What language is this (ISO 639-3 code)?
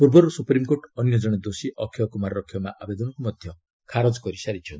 ori